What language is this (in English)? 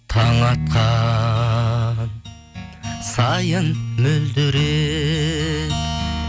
Kazakh